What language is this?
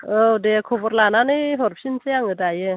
Bodo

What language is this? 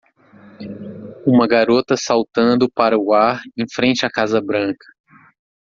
Portuguese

